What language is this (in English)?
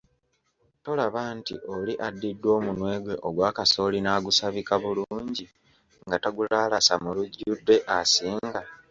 Ganda